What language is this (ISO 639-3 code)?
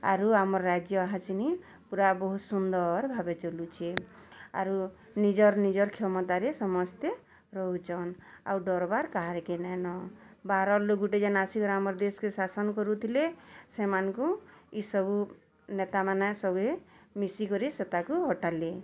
ori